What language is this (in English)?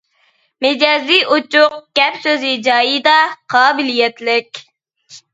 Uyghur